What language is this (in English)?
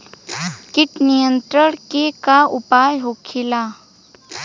Bhojpuri